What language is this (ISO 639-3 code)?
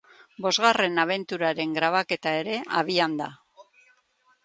eus